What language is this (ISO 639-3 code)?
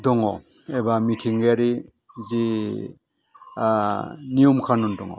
brx